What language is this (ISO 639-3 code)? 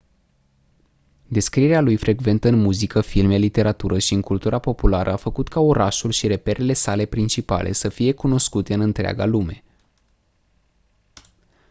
ron